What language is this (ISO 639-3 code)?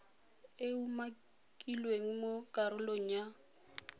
tsn